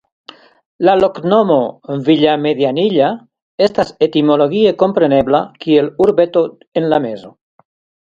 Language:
Esperanto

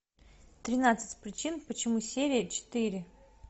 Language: Russian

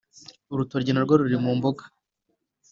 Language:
Kinyarwanda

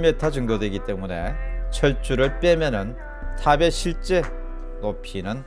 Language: Korean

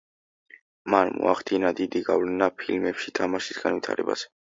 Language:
Georgian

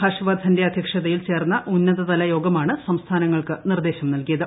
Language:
Malayalam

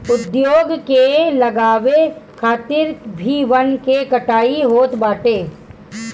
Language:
Bhojpuri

